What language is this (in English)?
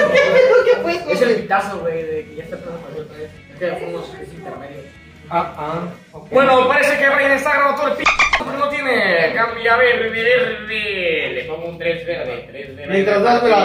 Spanish